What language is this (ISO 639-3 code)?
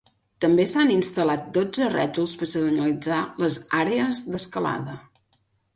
cat